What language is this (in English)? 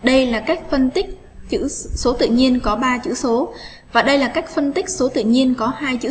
Vietnamese